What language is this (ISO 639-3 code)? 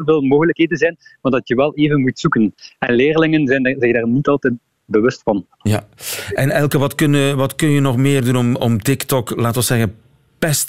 nld